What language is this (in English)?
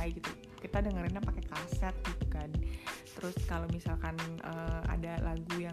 Indonesian